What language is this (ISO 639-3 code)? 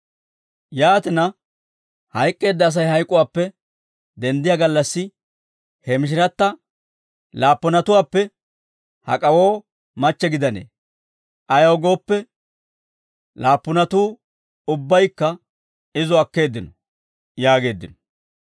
dwr